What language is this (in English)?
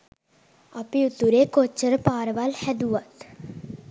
Sinhala